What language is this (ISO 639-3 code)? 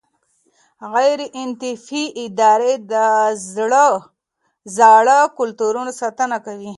pus